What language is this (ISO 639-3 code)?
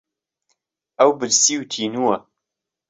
ckb